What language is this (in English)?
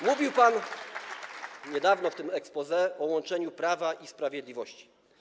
Polish